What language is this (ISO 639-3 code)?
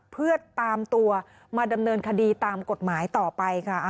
tha